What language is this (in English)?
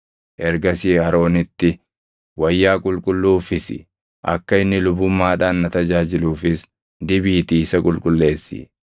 Oromo